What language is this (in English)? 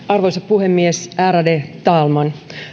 Finnish